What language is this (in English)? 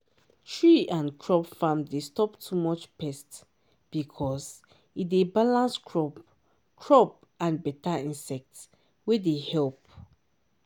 Nigerian Pidgin